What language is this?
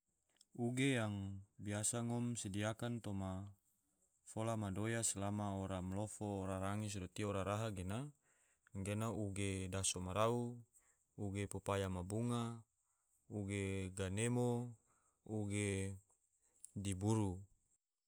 Tidore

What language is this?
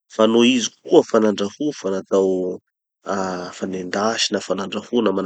Tanosy Malagasy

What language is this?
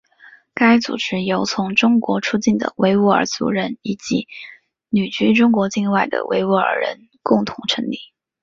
Chinese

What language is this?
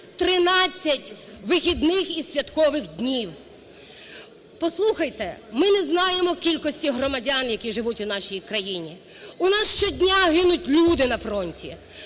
Ukrainian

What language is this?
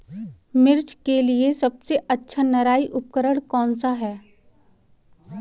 Hindi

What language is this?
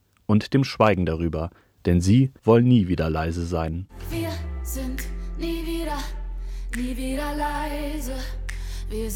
German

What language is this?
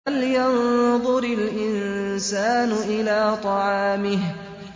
Arabic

